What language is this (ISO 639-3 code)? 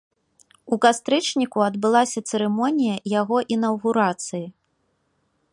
bel